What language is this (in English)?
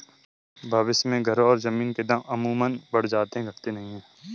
Hindi